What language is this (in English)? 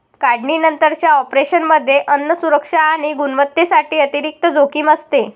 Marathi